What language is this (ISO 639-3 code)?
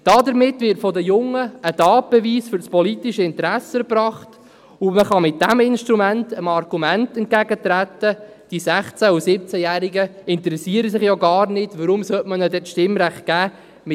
gsw